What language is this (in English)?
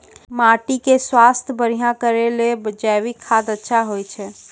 Maithili